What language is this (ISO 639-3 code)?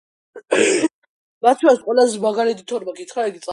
kat